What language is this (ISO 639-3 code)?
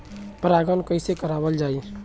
bho